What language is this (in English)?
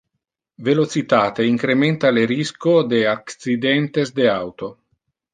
Interlingua